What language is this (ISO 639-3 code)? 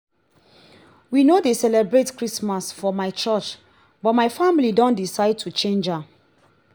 pcm